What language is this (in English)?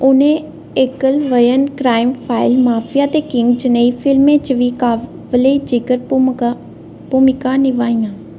Dogri